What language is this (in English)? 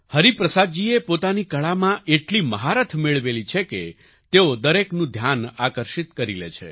Gujarati